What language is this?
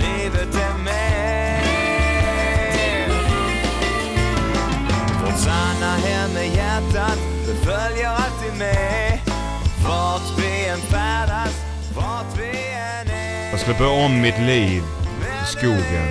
Swedish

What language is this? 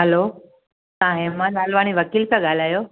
Sindhi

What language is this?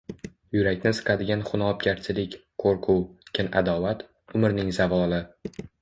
Uzbek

